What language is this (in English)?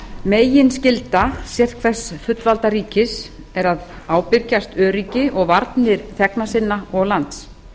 Icelandic